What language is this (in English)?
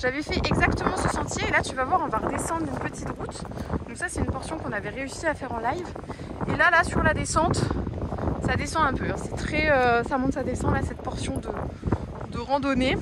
French